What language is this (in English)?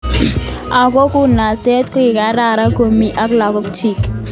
Kalenjin